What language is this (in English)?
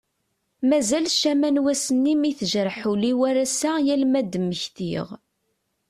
Kabyle